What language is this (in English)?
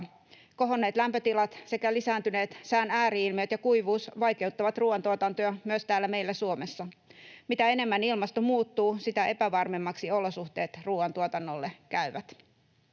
Finnish